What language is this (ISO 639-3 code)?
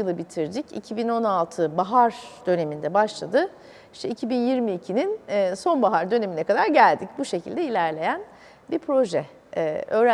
tur